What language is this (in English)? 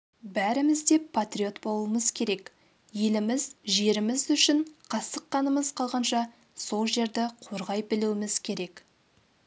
Kazakh